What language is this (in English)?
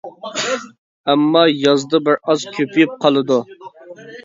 Uyghur